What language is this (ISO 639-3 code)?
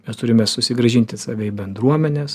lit